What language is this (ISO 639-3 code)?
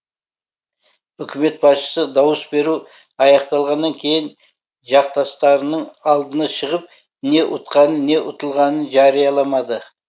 kaz